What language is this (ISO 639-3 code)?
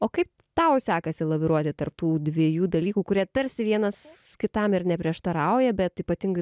lit